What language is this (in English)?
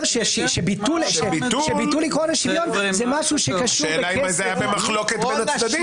Hebrew